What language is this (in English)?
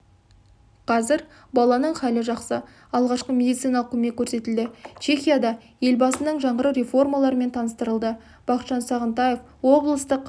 Kazakh